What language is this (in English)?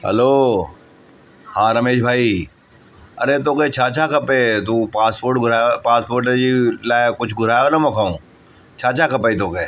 Sindhi